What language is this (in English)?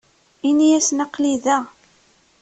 Kabyle